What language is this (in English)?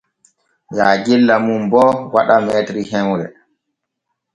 Borgu Fulfulde